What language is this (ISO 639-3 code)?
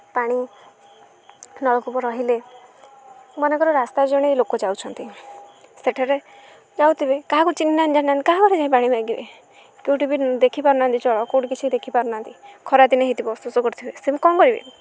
ori